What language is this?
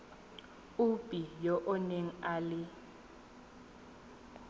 Tswana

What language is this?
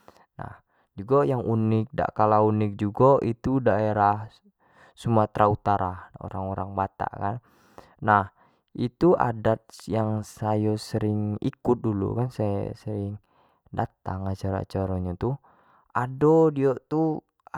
Jambi Malay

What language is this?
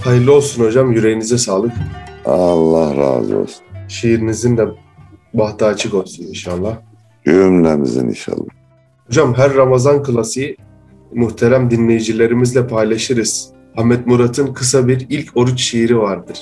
Turkish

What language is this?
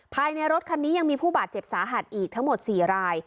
Thai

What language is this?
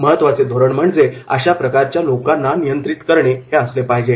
Marathi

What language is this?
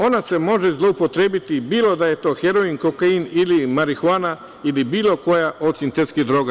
Serbian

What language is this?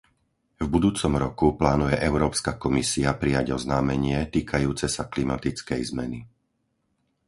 Slovak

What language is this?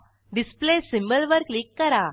Marathi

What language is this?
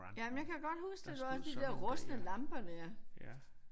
Danish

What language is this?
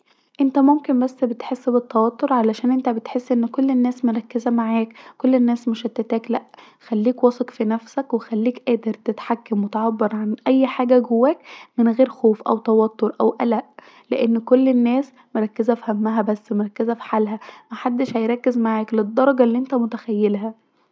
Egyptian Arabic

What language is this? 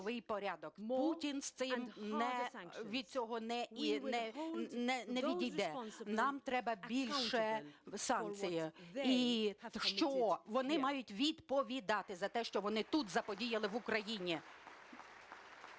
Ukrainian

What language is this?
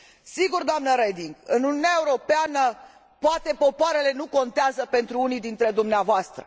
Romanian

